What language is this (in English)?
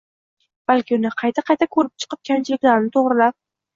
Uzbek